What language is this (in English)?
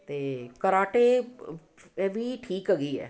Punjabi